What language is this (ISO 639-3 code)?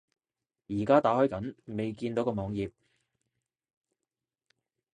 yue